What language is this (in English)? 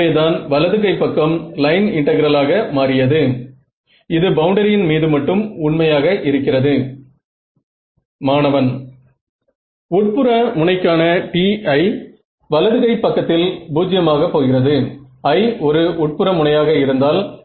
Tamil